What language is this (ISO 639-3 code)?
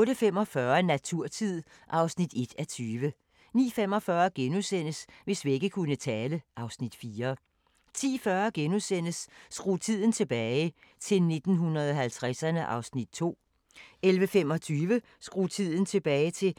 dan